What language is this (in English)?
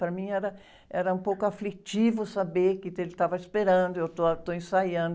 Portuguese